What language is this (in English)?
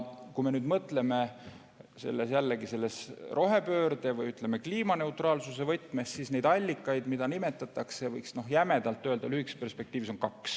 Estonian